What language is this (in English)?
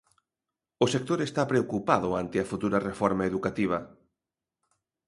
Galician